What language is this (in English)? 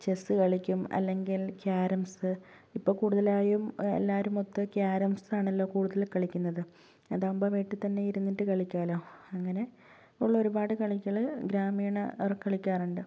Malayalam